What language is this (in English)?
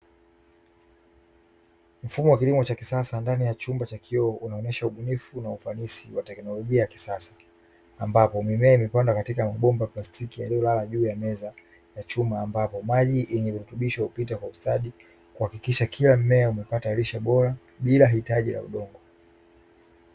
Swahili